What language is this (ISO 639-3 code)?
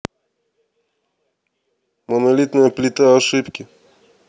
rus